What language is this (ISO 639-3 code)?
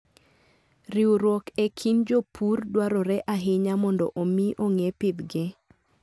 luo